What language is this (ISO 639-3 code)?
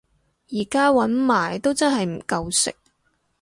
yue